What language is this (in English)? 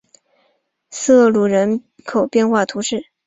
Chinese